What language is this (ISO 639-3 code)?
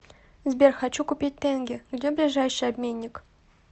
rus